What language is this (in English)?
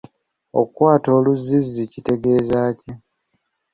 Ganda